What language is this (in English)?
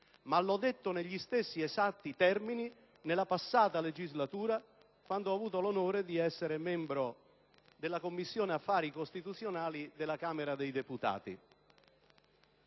Italian